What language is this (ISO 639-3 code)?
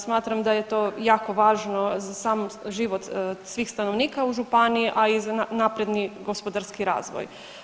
hrv